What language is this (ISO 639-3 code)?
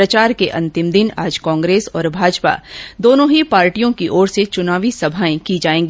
hin